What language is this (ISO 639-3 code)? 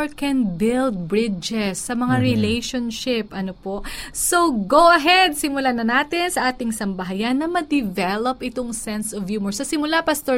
fil